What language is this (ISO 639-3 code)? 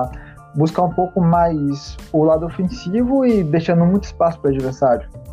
por